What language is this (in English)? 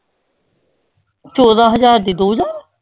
Punjabi